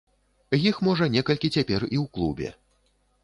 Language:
Belarusian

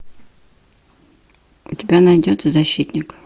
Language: Russian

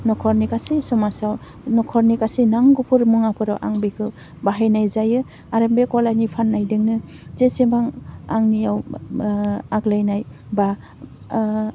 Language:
Bodo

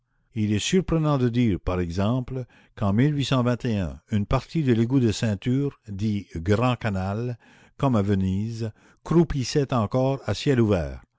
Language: French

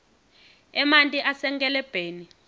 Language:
Swati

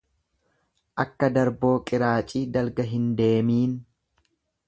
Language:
Oromo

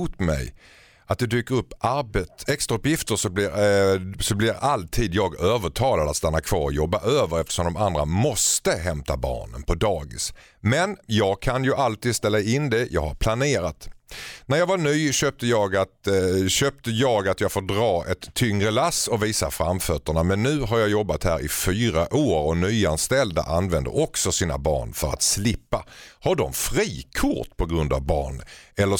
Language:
Swedish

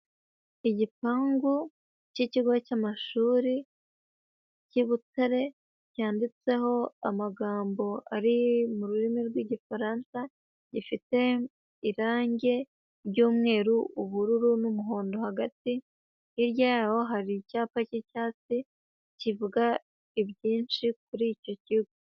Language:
Kinyarwanda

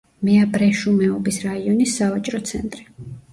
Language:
Georgian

